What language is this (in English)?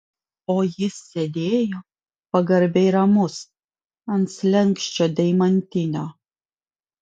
Lithuanian